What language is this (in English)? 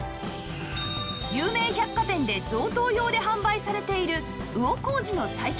Japanese